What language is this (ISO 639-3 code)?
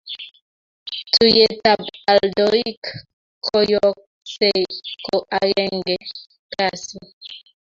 kln